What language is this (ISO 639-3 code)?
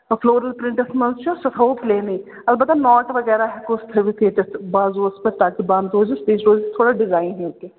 kas